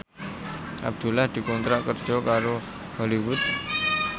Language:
Javanese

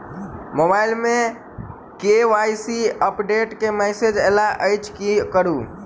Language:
Maithili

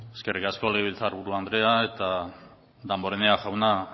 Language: Basque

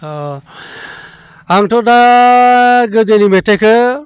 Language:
Bodo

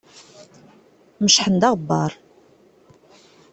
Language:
Kabyle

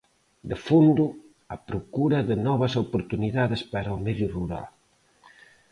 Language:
Galician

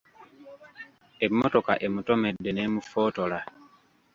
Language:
Ganda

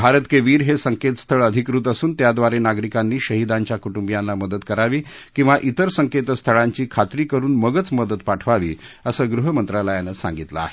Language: Marathi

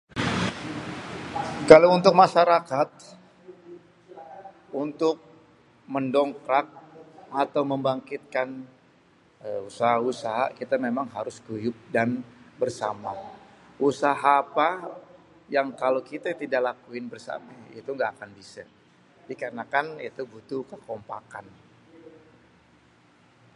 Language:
Betawi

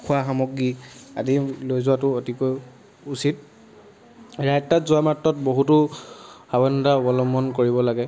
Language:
Assamese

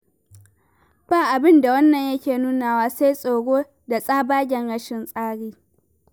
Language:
Hausa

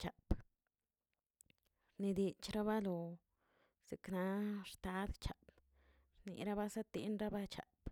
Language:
Tilquiapan Zapotec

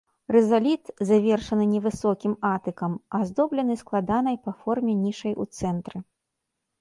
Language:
Belarusian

